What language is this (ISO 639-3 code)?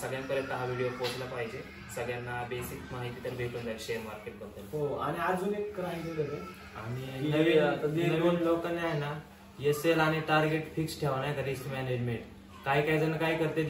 hin